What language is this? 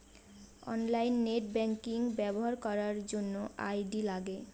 Bangla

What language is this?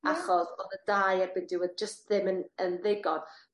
Welsh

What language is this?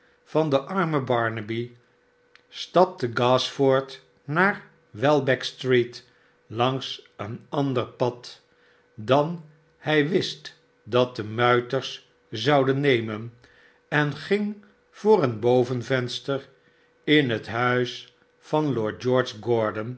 Dutch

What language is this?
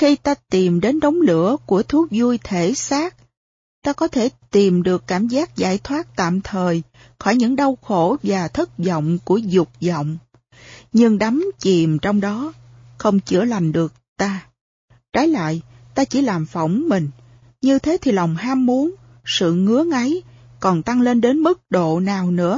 Vietnamese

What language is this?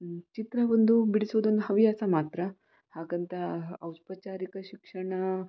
Kannada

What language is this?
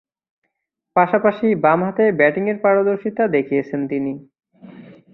Bangla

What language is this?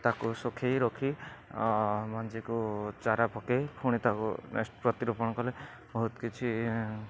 Odia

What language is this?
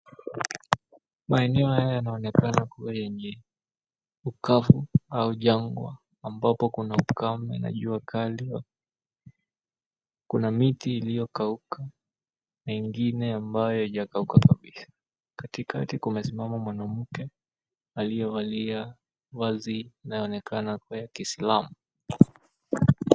Swahili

